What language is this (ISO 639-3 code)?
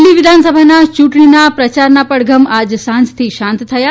guj